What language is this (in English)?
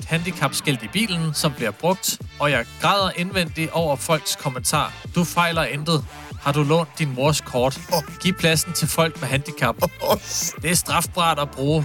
Danish